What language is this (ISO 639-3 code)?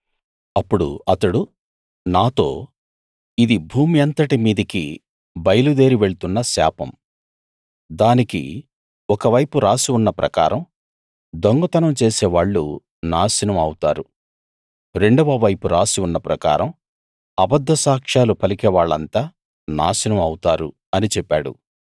tel